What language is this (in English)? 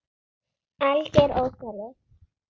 Icelandic